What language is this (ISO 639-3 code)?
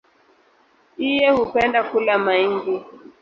swa